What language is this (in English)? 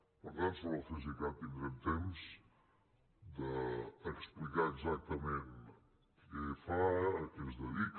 Catalan